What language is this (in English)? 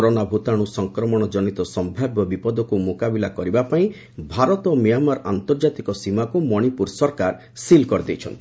Odia